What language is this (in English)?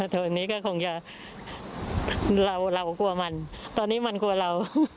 Thai